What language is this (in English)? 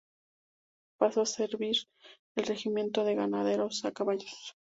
Spanish